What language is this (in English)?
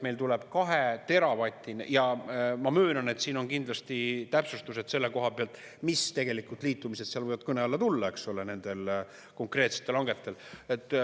Estonian